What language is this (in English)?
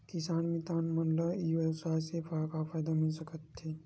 Chhattisgarhi